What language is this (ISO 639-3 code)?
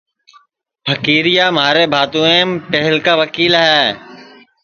ssi